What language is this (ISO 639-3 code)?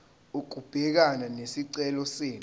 zul